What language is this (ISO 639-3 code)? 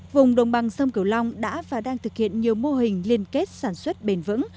vie